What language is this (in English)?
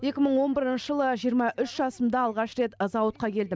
Kazakh